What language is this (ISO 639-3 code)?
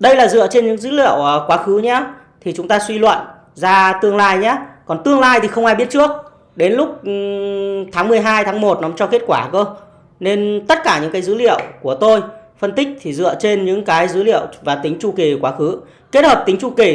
vie